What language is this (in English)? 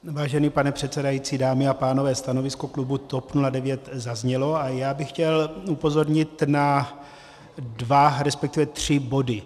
Czech